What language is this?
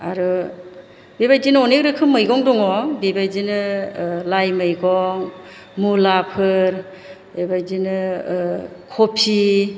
Bodo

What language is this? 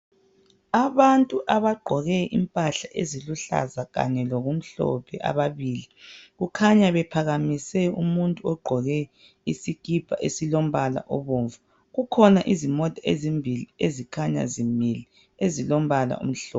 North Ndebele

